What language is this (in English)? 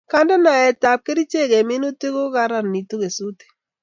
Kalenjin